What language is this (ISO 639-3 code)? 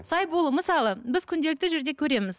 kaz